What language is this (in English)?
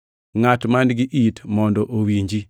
Luo (Kenya and Tanzania)